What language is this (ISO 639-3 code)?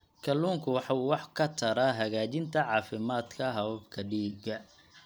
som